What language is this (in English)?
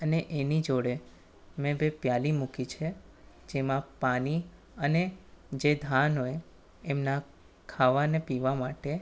Gujarati